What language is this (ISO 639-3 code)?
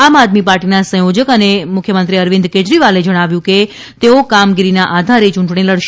guj